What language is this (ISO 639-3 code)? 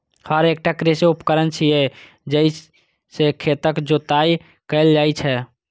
mai